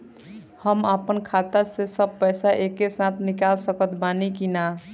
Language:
Bhojpuri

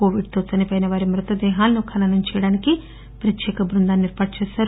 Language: Telugu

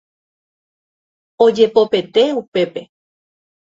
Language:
Guarani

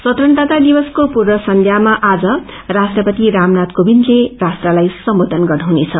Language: Nepali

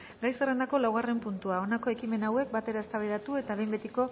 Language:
Basque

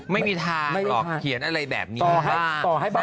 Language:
Thai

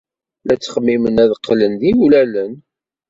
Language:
Kabyle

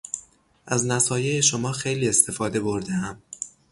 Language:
Persian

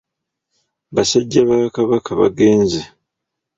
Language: Ganda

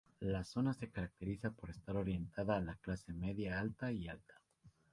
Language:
Spanish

